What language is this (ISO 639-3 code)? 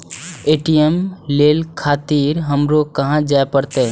mai